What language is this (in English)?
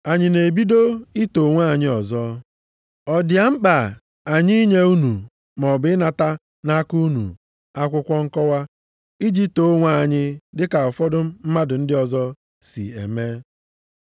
Igbo